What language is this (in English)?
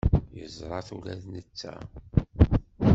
Kabyle